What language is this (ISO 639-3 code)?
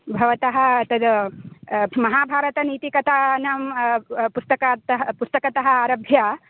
san